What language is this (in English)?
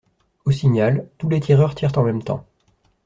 French